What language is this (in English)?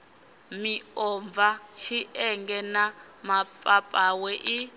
Venda